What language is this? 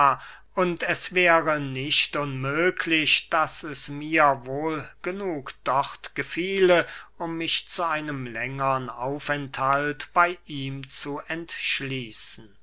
German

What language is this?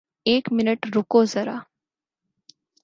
Urdu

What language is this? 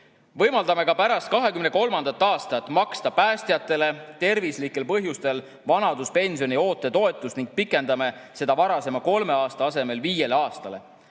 Estonian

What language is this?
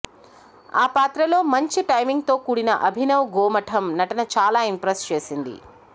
Telugu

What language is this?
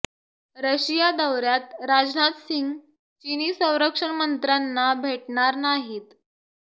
Marathi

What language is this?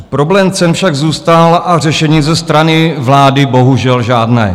Czech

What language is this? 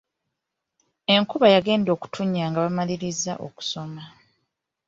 Ganda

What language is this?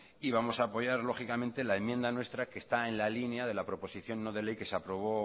Spanish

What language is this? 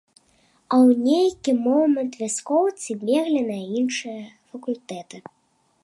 Belarusian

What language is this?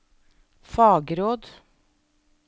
Norwegian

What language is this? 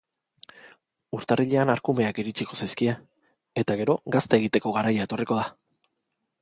Basque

